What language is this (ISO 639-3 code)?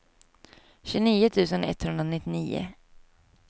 swe